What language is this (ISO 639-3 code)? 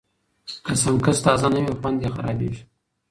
pus